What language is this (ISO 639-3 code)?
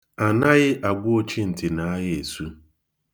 ibo